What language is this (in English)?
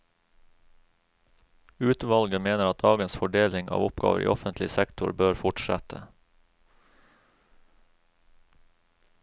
Norwegian